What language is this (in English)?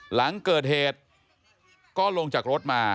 Thai